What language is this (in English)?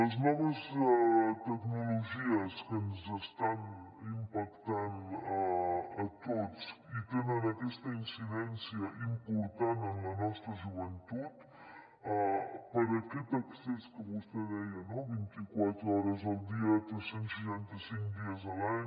Catalan